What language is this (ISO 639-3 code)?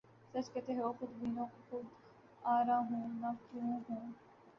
urd